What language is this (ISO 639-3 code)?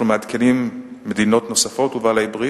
heb